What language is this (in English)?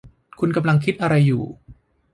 Thai